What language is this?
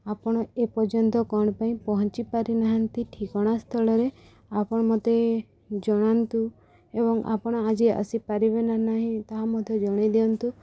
Odia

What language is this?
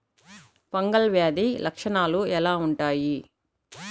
Telugu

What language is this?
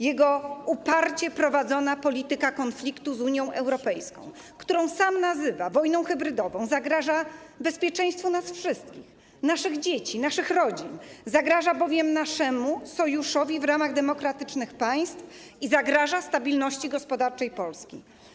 Polish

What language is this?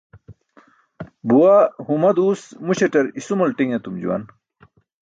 Burushaski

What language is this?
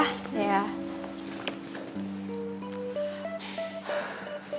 Indonesian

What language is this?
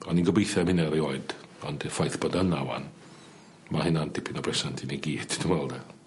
Welsh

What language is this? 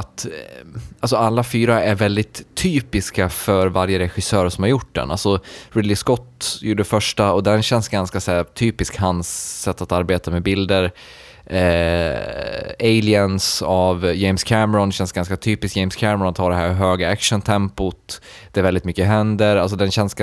Swedish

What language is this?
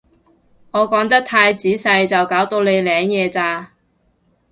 Cantonese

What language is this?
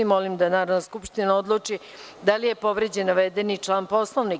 Serbian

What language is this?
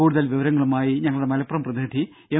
Malayalam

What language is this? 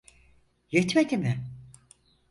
Turkish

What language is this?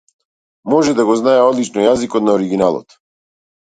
Macedonian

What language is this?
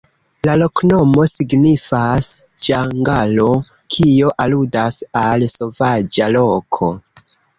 Esperanto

